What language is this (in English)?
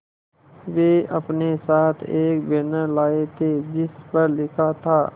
Hindi